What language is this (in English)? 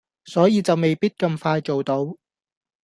Cantonese